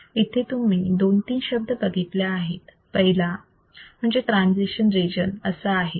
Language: Marathi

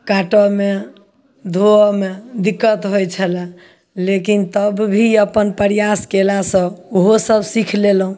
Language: Maithili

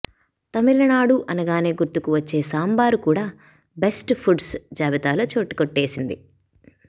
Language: Telugu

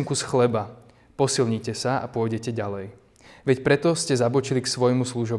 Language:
Slovak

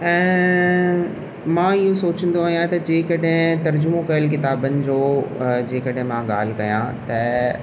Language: Sindhi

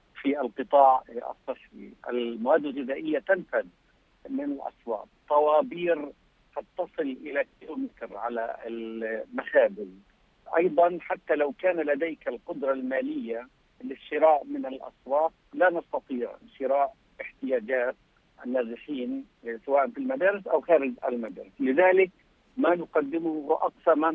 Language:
Arabic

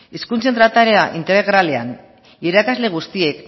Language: Basque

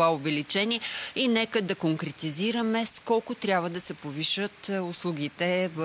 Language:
Bulgarian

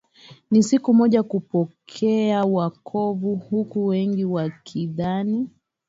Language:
Swahili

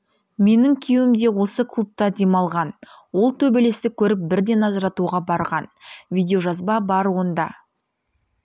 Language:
Kazakh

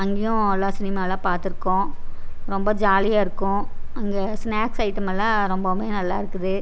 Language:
Tamil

